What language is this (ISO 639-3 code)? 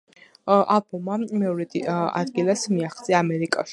kat